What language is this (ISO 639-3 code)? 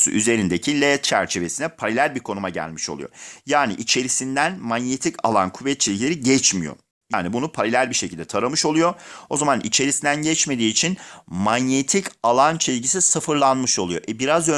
tur